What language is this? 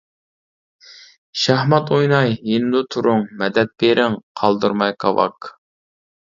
Uyghur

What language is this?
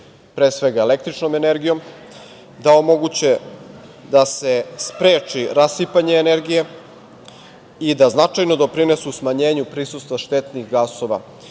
Serbian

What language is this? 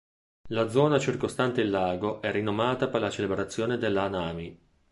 Italian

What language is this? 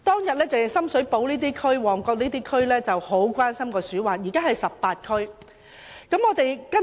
Cantonese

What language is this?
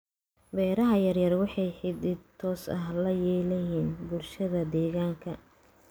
Somali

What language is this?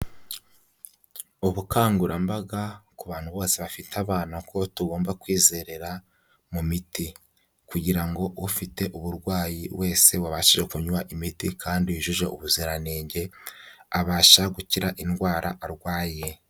Kinyarwanda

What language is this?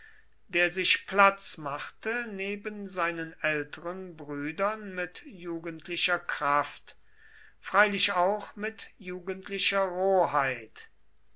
German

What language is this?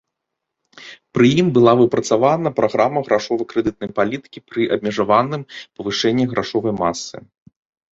Belarusian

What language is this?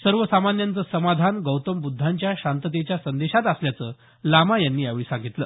Marathi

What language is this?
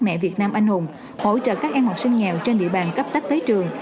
Vietnamese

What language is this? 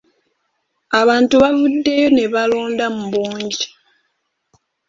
Ganda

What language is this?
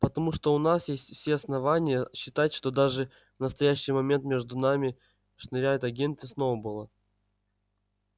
Russian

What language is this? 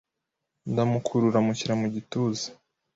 Kinyarwanda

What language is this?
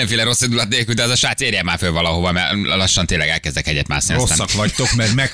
Hungarian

